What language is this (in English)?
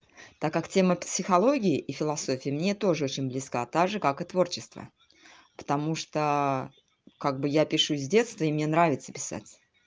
Russian